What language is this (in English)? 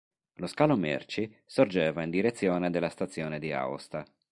Italian